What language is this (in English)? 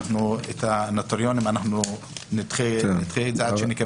Hebrew